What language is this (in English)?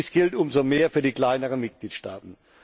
German